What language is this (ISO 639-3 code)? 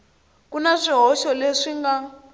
tso